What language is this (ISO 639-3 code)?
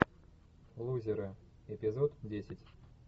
rus